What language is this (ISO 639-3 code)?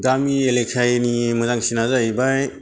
brx